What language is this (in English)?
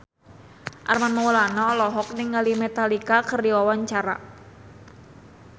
Sundanese